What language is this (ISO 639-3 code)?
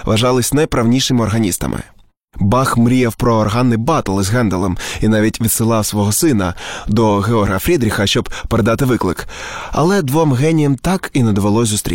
ukr